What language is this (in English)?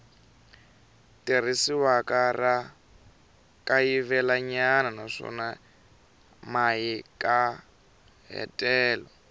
Tsonga